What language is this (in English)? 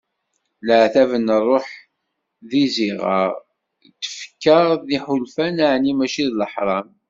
Kabyle